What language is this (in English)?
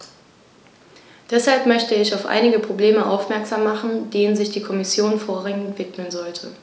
German